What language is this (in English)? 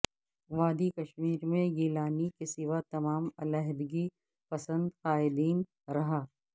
Urdu